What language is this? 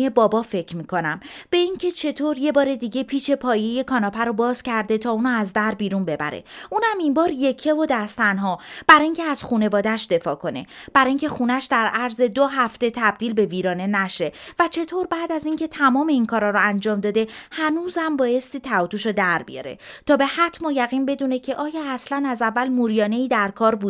Persian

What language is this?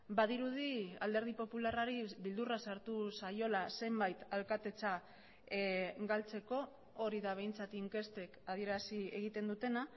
Basque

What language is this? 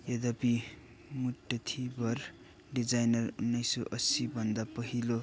Nepali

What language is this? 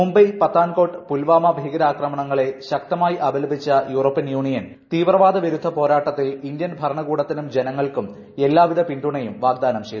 Malayalam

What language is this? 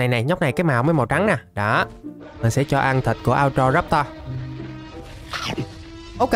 Vietnamese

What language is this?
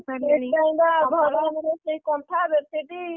Odia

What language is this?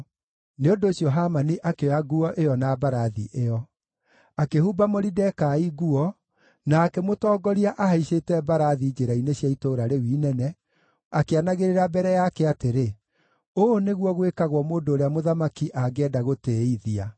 Kikuyu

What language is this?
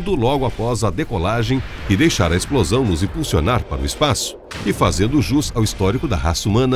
Portuguese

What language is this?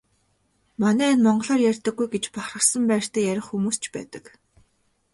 Mongolian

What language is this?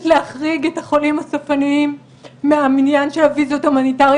Hebrew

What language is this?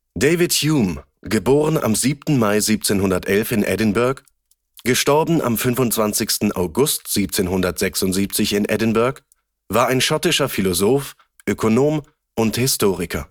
German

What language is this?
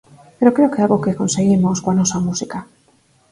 Galician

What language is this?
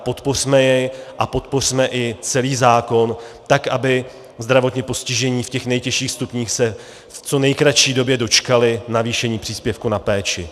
Czech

